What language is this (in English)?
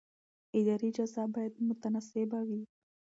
Pashto